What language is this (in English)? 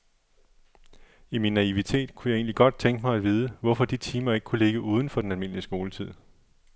Danish